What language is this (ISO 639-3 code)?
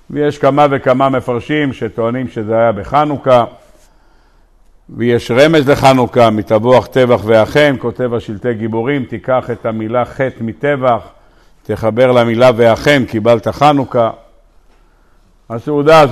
heb